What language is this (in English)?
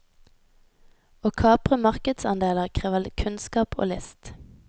Norwegian